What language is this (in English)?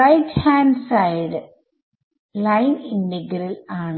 Malayalam